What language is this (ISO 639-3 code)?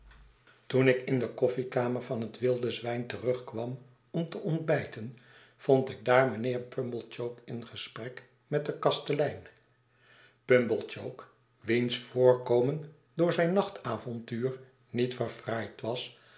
nld